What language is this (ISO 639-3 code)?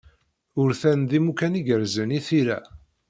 kab